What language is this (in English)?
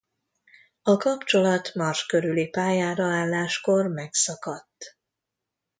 Hungarian